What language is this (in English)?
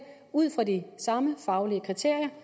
Danish